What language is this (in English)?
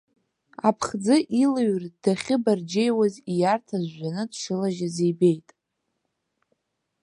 Abkhazian